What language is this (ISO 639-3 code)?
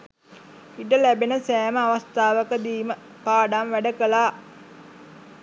sin